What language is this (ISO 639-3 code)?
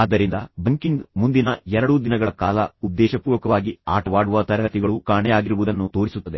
kan